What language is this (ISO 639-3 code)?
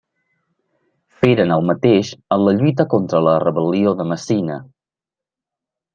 cat